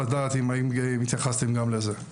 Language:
Hebrew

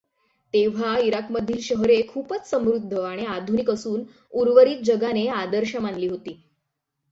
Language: Marathi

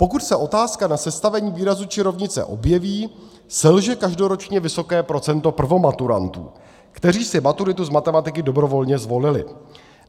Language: Czech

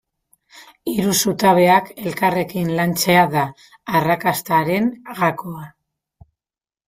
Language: Basque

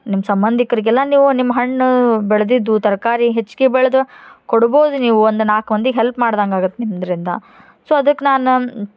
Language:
Kannada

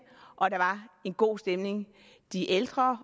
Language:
Danish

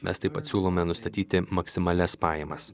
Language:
Lithuanian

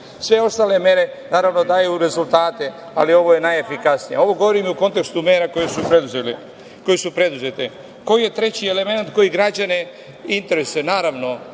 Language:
Serbian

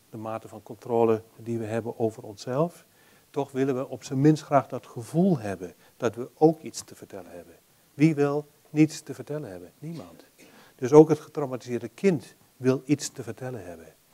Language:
Dutch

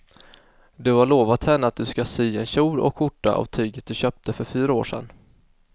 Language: Swedish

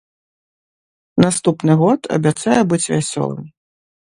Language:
Belarusian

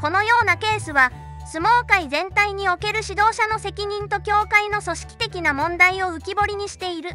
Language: Japanese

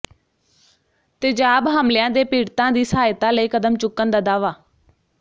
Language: Punjabi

